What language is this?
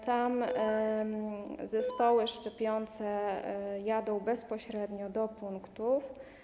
Polish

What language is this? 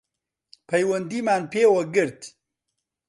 Central Kurdish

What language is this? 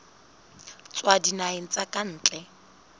Southern Sotho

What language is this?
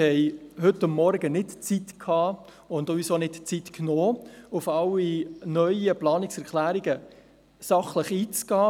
Swiss German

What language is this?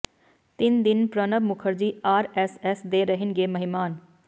Punjabi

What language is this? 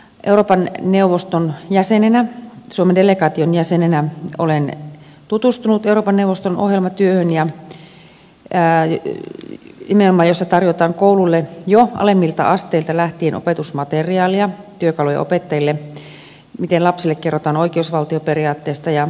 Finnish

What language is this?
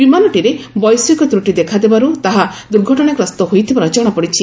Odia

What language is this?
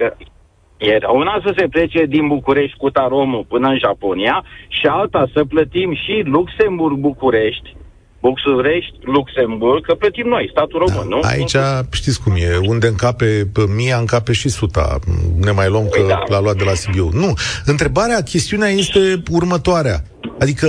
Romanian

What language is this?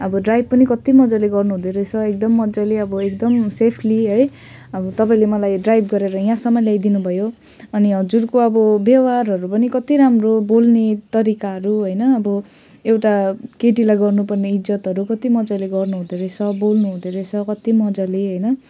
Nepali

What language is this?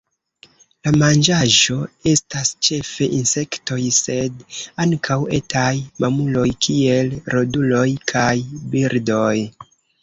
Esperanto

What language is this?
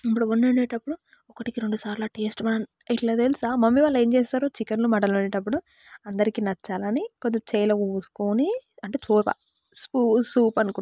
Telugu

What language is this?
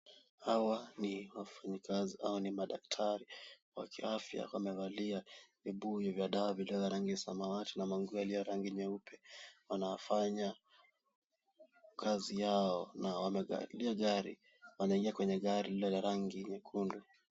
Swahili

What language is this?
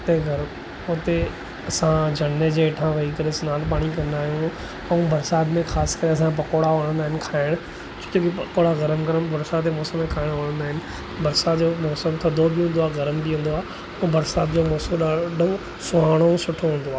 Sindhi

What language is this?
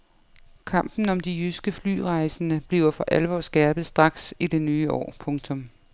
Danish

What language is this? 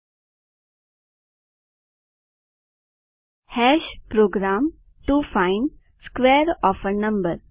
Gujarati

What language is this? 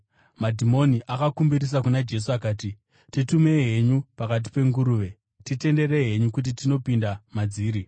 Shona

